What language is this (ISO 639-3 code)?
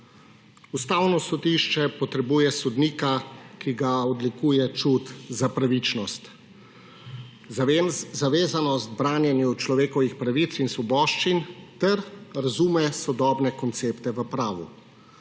slv